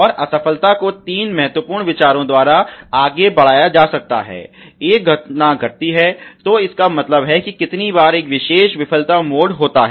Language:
Hindi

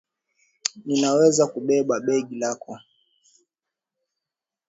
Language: Swahili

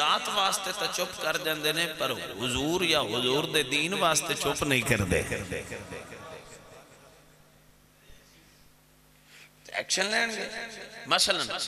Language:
Arabic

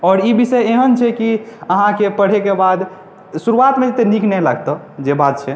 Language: Maithili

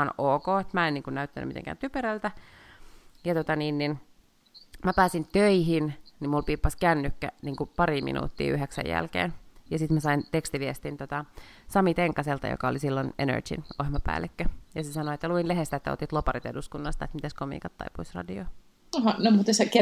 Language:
Finnish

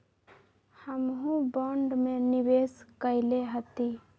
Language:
Magahi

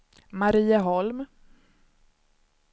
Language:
Swedish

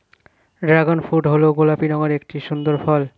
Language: Bangla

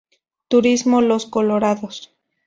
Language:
Spanish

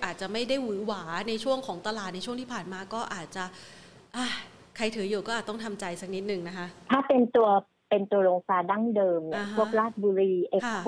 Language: Thai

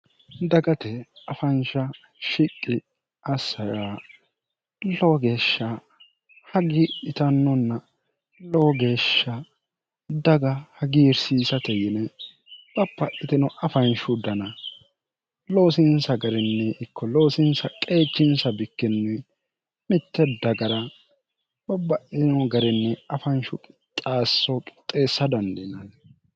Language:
Sidamo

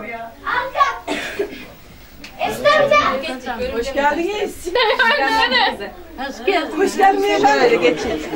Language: Turkish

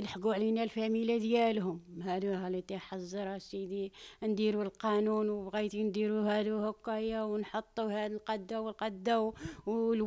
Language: Arabic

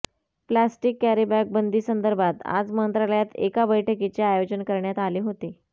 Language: Marathi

